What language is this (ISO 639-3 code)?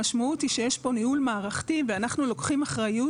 heb